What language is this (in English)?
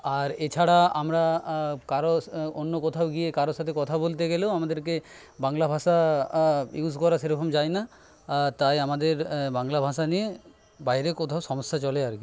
Bangla